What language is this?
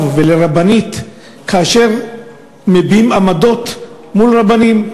Hebrew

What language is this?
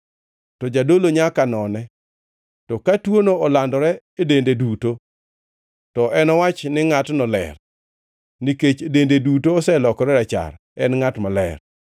Luo (Kenya and Tanzania)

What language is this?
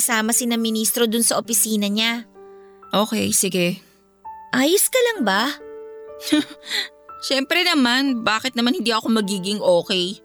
Filipino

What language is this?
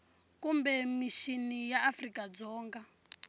Tsonga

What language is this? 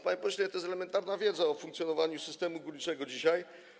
Polish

